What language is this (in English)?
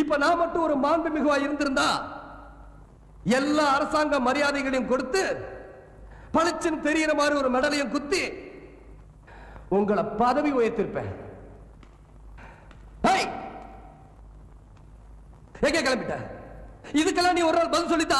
Korean